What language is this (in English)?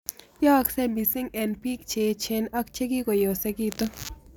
Kalenjin